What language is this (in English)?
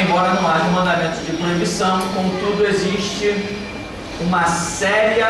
Portuguese